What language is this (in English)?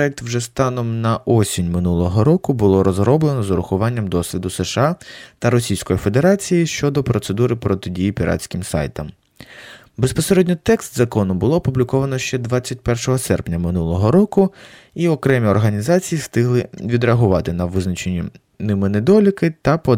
Ukrainian